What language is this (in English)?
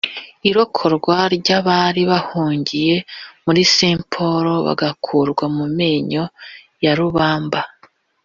Kinyarwanda